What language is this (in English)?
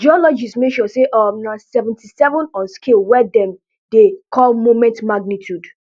Nigerian Pidgin